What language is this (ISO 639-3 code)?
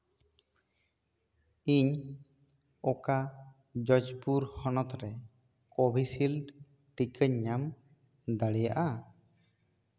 sat